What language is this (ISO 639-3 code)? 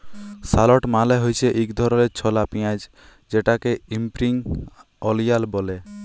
ben